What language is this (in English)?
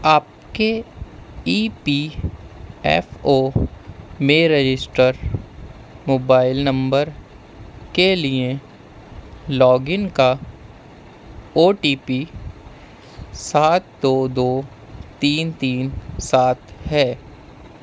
Urdu